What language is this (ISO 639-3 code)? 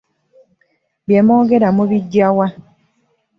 lug